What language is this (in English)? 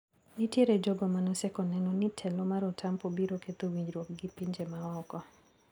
Luo (Kenya and Tanzania)